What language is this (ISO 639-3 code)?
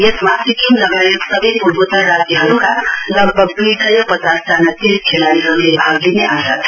nep